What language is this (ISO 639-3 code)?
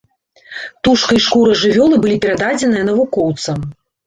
bel